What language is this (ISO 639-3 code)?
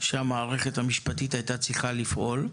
heb